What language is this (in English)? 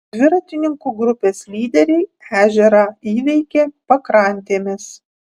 Lithuanian